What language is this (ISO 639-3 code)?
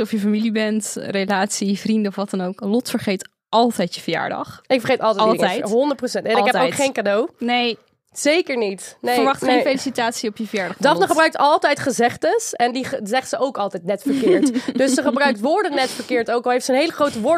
nld